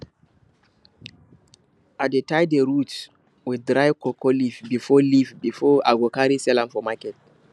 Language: Nigerian Pidgin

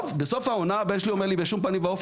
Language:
Hebrew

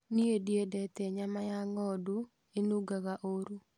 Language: Kikuyu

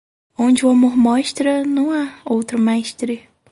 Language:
Portuguese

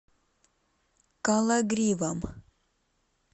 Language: Russian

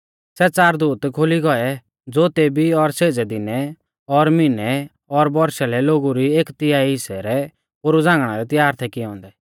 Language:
Mahasu Pahari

